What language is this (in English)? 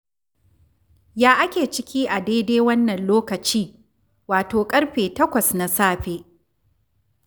Hausa